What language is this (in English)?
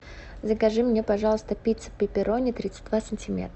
Russian